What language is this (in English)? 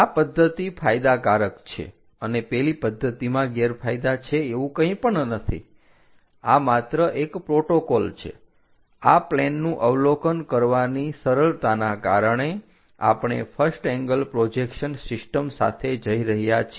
Gujarati